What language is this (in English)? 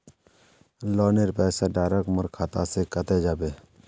Magahi